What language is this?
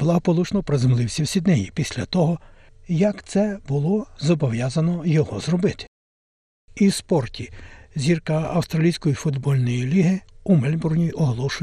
Ukrainian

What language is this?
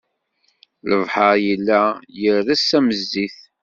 Kabyle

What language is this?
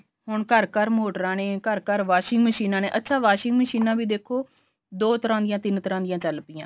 Punjabi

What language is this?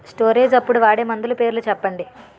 Telugu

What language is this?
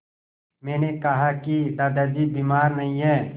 Hindi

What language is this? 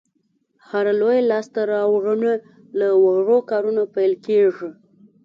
Pashto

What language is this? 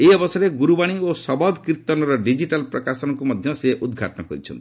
Odia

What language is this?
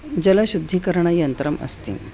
Sanskrit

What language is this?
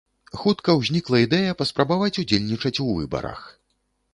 Belarusian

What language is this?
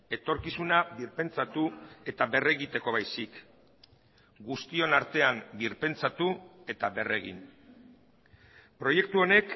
Basque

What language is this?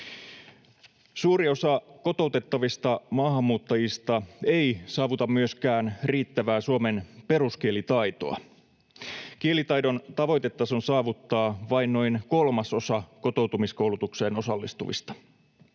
Finnish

